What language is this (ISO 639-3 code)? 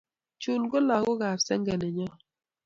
kln